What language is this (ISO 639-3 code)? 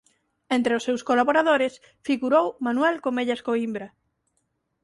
glg